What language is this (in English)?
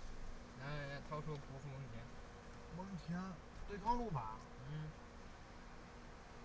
Chinese